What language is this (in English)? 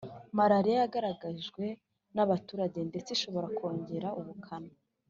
Kinyarwanda